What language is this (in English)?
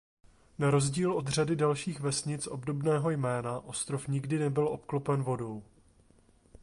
Czech